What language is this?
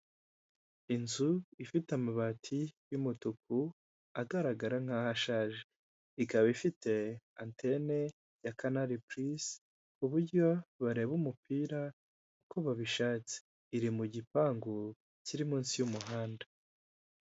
Kinyarwanda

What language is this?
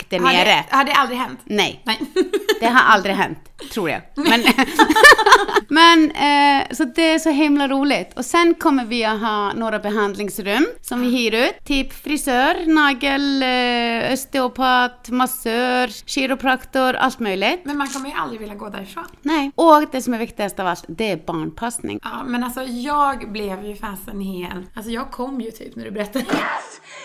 Swedish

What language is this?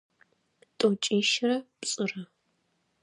Adyghe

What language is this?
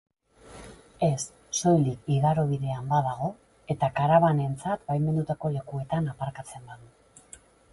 Basque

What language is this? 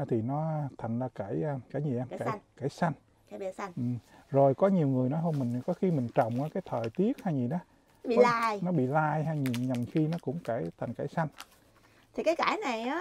Vietnamese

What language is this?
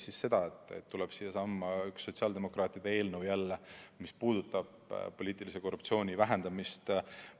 Estonian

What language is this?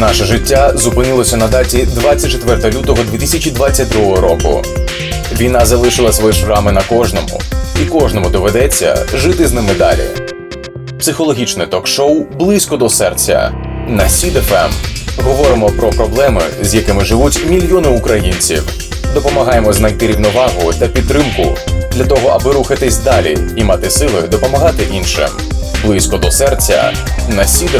Ukrainian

